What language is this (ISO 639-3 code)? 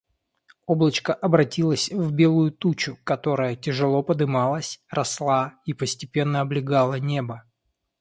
rus